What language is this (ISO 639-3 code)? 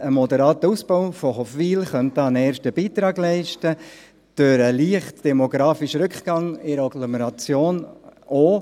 gsw